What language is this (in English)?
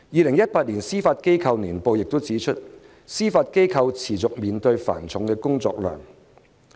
Cantonese